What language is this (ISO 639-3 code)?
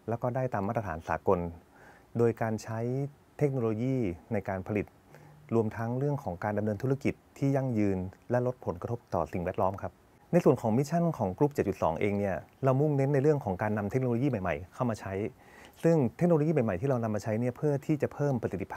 tha